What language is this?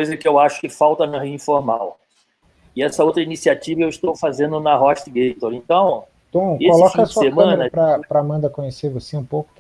Portuguese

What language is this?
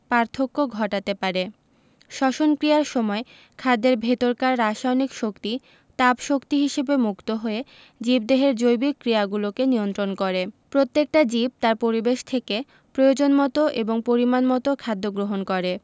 Bangla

